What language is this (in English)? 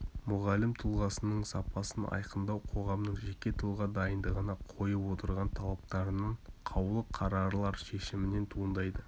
Kazakh